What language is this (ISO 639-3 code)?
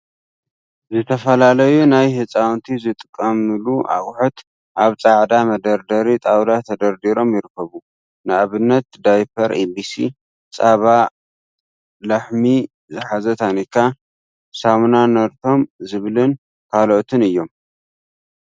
tir